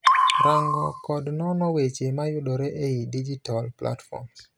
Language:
Luo (Kenya and Tanzania)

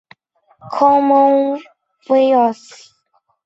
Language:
Chinese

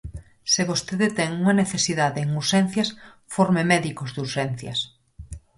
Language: Galician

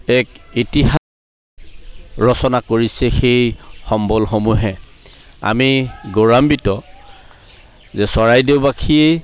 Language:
Assamese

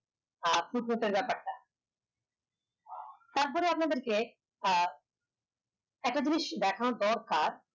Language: Bangla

